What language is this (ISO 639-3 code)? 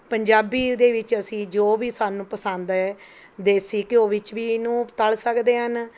pan